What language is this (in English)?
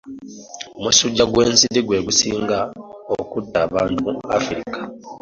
Ganda